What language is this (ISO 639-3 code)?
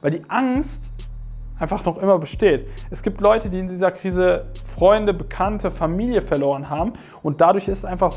deu